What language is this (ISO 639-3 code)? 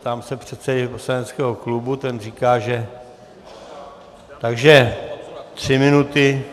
ces